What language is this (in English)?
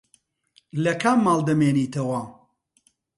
Central Kurdish